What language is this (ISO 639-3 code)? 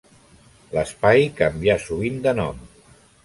cat